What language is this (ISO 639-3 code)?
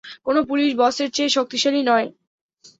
ben